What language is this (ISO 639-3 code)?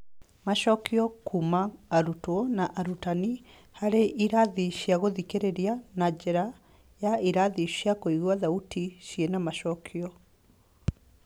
kik